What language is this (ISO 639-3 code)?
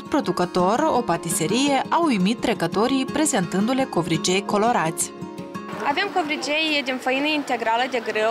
ron